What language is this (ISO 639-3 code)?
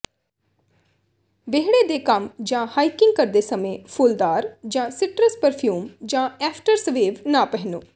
pan